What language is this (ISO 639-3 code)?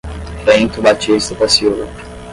por